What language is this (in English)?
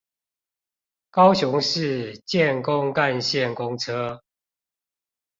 Chinese